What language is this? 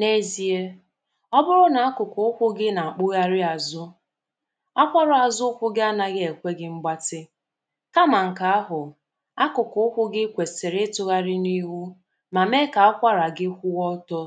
Igbo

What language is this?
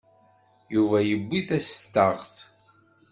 Kabyle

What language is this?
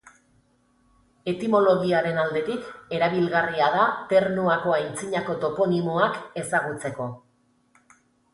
Basque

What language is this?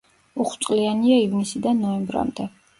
Georgian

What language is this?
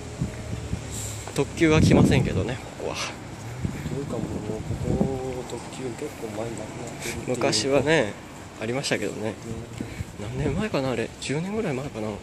Japanese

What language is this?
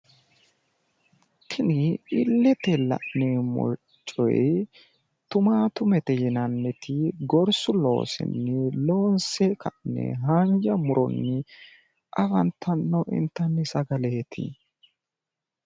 Sidamo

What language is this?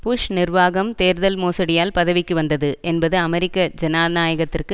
Tamil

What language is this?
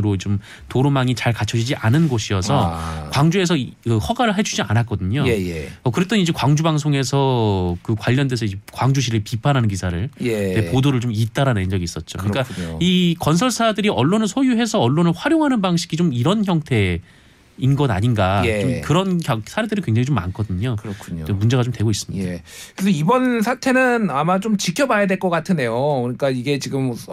Korean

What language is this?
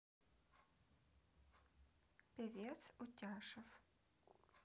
Russian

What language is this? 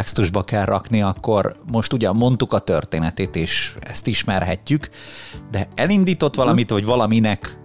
Hungarian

